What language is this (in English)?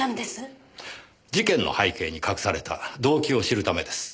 Japanese